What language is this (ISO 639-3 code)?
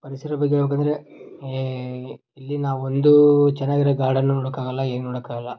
kan